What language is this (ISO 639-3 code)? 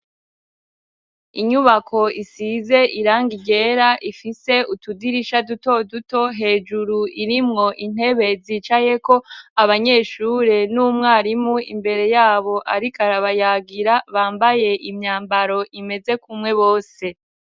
run